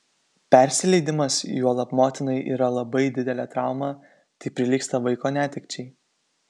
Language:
Lithuanian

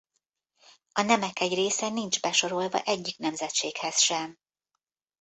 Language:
Hungarian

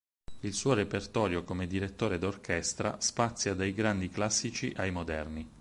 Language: Italian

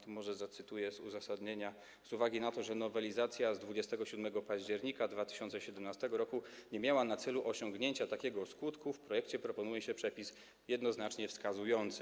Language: Polish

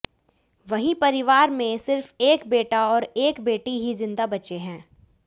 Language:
Hindi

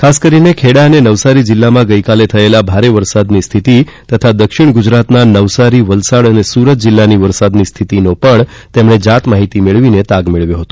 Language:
Gujarati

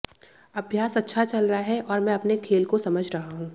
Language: Hindi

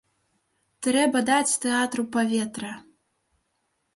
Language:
Belarusian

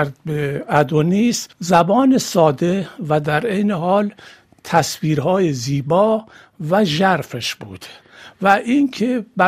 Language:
Persian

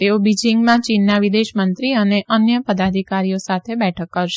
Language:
Gujarati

